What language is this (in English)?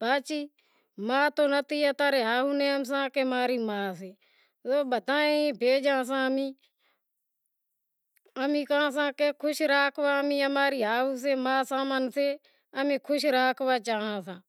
Wadiyara Koli